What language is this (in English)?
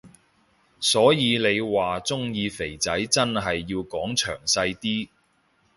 Cantonese